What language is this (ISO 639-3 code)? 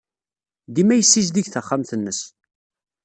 kab